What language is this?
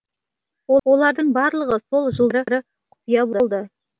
Kazakh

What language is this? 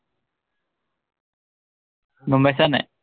Assamese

